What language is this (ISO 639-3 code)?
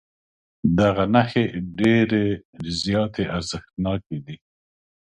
pus